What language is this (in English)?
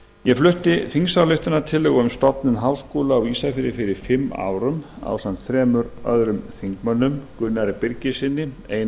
Icelandic